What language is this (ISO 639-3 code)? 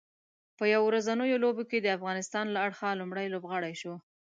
pus